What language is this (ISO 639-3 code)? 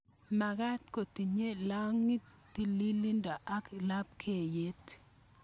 kln